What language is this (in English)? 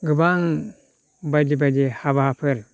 Bodo